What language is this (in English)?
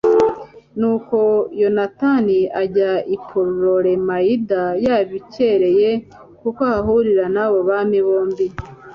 Kinyarwanda